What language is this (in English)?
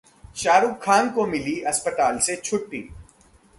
Hindi